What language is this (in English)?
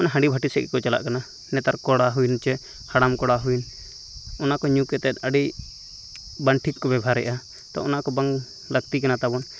Santali